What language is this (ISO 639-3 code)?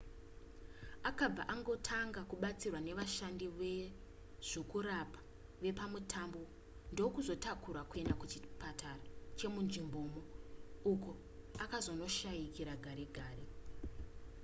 sna